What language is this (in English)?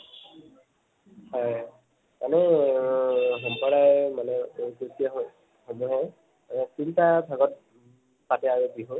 Assamese